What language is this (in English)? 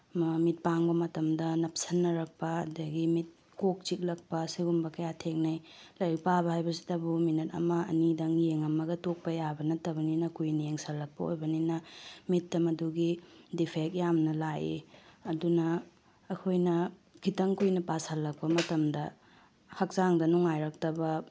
Manipuri